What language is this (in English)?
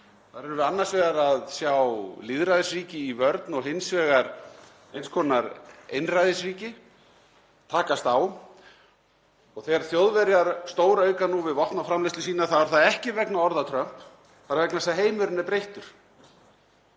Icelandic